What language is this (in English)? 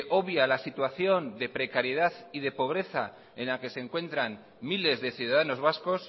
Spanish